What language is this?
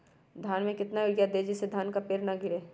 Magahi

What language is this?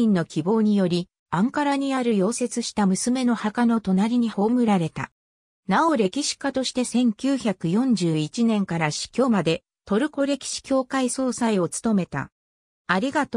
Japanese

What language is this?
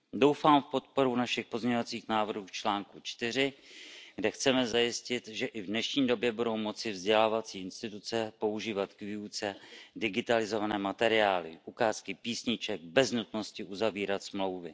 Czech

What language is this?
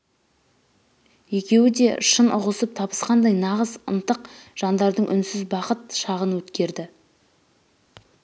Kazakh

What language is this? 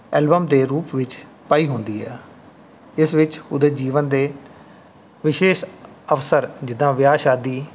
Punjabi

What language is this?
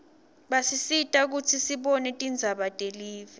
Swati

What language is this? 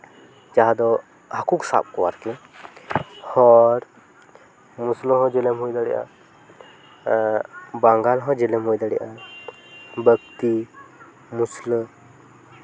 Santali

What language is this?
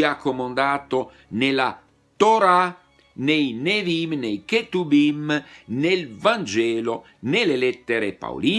Italian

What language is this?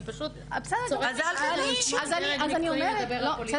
Hebrew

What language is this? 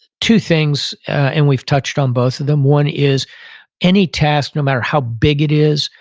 English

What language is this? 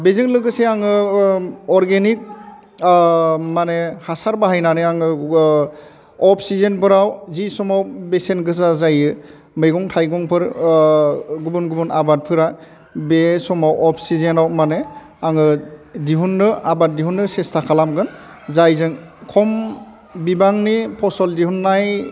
Bodo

